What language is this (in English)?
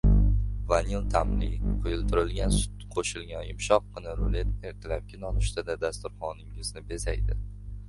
Uzbek